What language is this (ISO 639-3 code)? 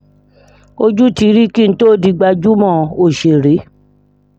yor